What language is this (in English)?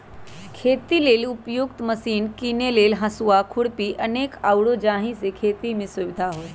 Magahi